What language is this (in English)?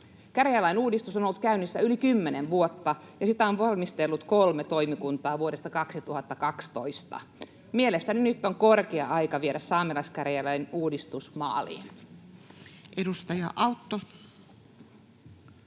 Finnish